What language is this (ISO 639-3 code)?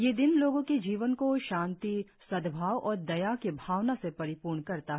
hin